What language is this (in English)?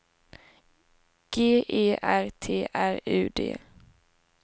Swedish